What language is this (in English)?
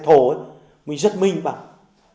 Vietnamese